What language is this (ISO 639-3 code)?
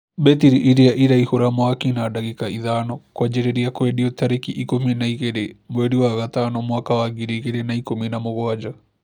kik